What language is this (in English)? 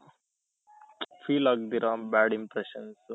Kannada